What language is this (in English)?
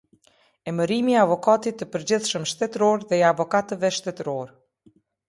Albanian